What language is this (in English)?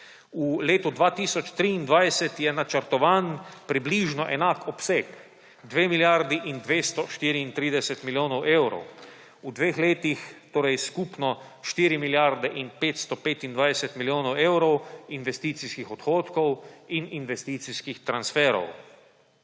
Slovenian